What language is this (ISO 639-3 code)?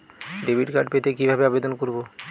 ben